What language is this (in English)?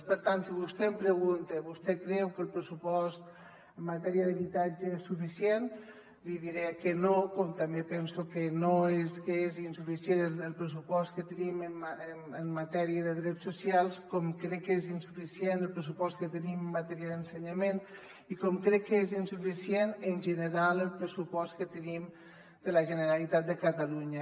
Catalan